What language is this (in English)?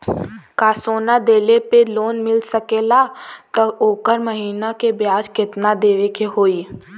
Bhojpuri